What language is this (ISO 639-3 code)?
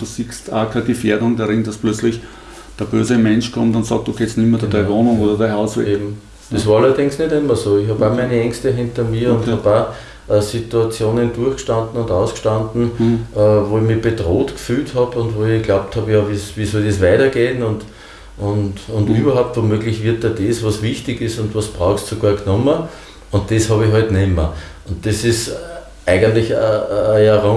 deu